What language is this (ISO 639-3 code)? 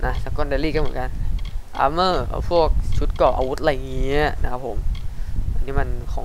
tha